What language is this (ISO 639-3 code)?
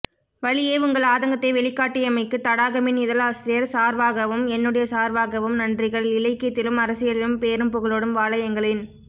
tam